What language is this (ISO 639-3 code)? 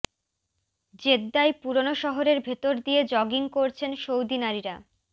ben